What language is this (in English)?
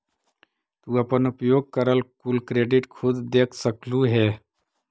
Magahi